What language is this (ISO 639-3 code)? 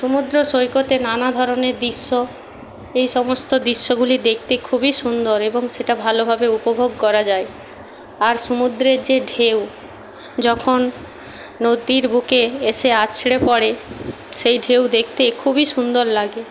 ben